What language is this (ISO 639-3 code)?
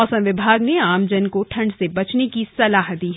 hin